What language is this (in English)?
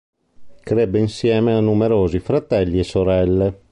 Italian